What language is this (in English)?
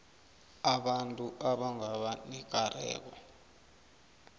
South Ndebele